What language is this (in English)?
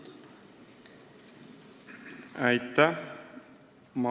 Estonian